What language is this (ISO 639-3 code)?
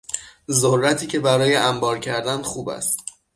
fas